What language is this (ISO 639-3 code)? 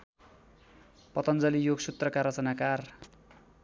nep